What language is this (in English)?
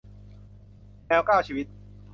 Thai